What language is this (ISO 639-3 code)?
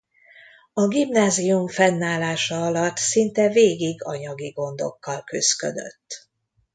hun